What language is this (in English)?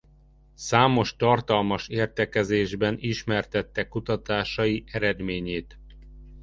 Hungarian